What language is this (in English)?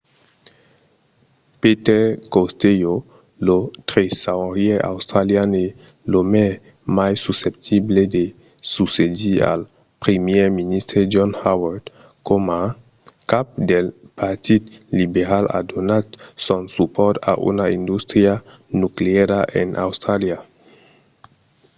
Occitan